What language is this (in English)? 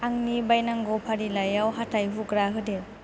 Bodo